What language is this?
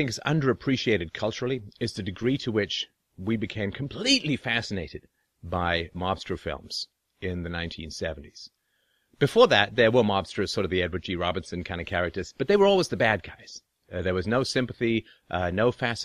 English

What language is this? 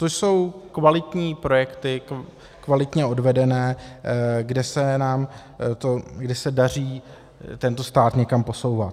Czech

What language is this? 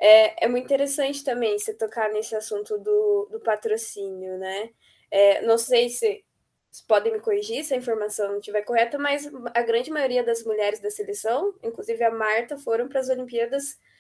Portuguese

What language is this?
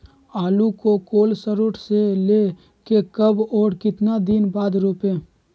Magahi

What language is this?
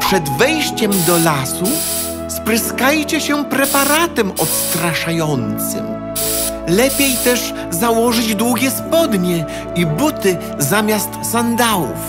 Polish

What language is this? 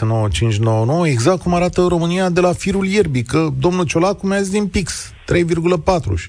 Romanian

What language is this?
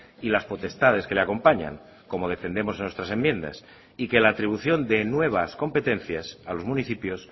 Spanish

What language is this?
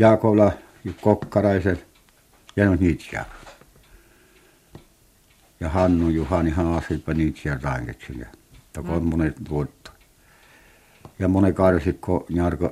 Finnish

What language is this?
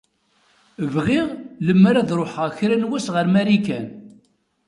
Kabyle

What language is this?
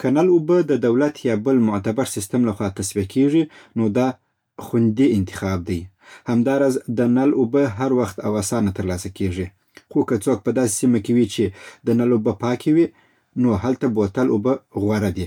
Southern Pashto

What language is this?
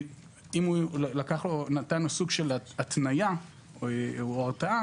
Hebrew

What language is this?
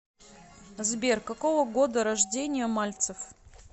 Russian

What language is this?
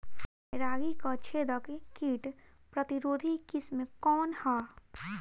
Bhojpuri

